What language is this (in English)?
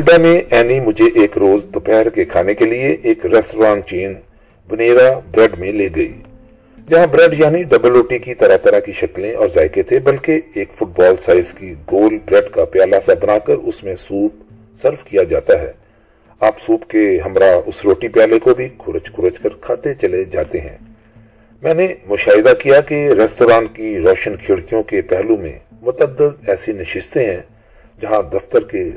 Urdu